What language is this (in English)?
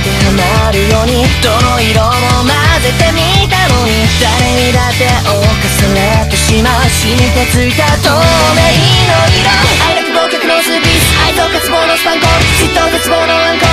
Japanese